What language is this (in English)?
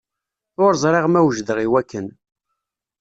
Kabyle